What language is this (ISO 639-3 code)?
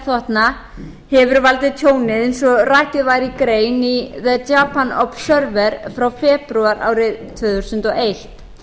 isl